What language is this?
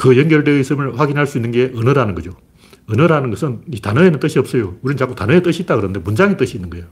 Korean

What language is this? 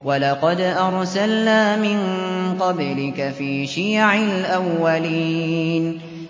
Arabic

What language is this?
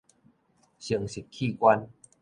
Min Nan Chinese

